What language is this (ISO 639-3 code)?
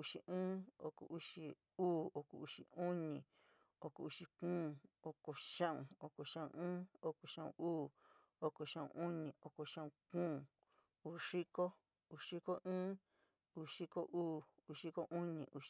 mig